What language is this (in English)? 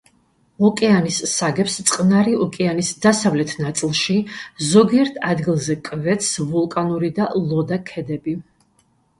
Georgian